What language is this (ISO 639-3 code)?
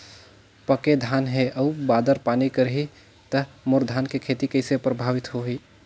hne